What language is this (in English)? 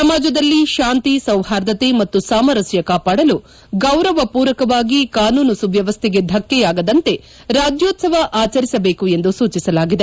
Kannada